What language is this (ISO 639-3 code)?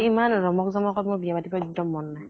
asm